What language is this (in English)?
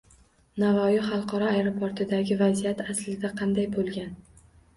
Uzbek